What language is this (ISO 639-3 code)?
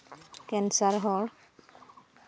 sat